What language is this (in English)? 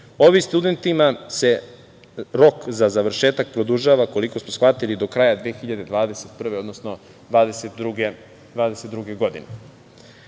Serbian